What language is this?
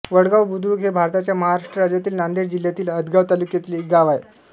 Marathi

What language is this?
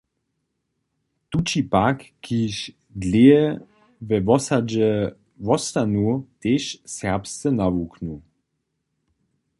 Upper Sorbian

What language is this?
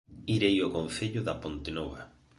Galician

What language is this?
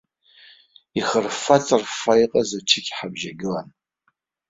Abkhazian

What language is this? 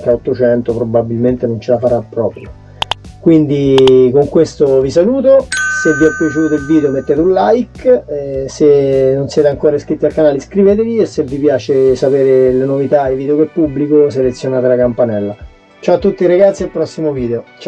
Italian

